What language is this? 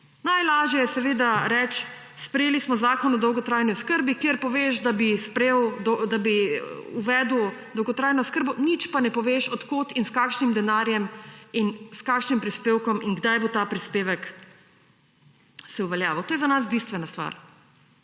Slovenian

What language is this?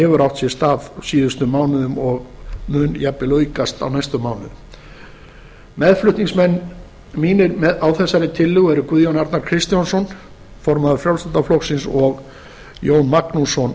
Icelandic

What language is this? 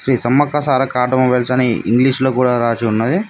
Telugu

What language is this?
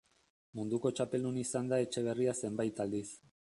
Basque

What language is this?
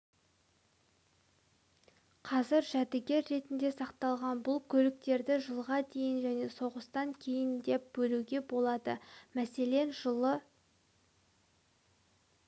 Kazakh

